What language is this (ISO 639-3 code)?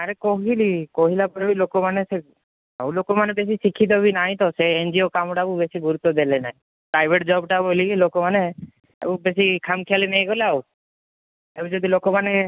ori